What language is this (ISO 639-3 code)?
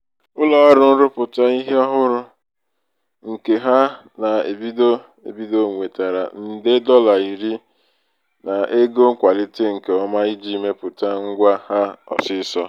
ibo